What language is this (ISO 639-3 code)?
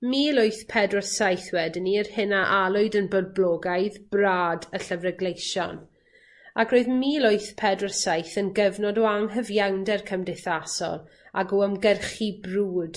cym